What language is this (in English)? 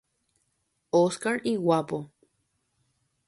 Guarani